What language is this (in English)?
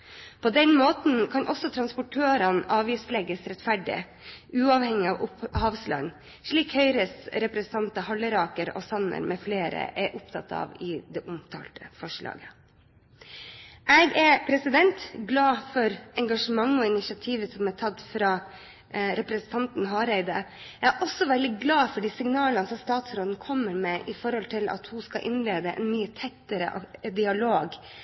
Norwegian Bokmål